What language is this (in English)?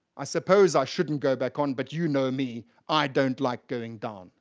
English